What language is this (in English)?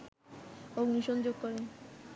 Bangla